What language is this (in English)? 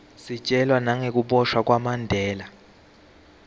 Swati